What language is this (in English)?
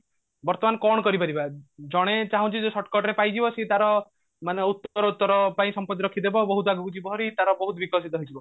Odia